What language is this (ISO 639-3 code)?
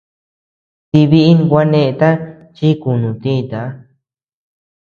cux